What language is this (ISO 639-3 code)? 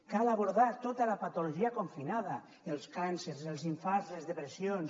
cat